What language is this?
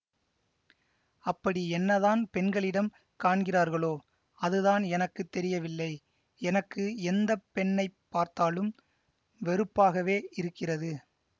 Tamil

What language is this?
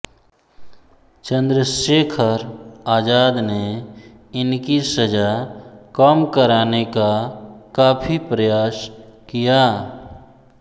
Hindi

